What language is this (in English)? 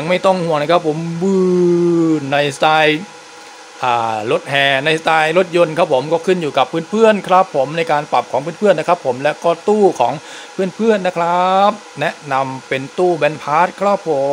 Thai